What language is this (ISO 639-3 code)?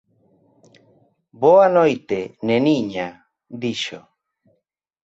glg